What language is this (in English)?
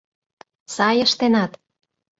Mari